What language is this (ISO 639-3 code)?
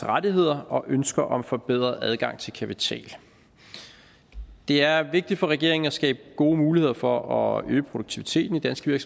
dan